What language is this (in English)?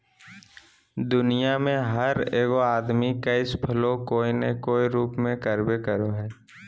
Magahi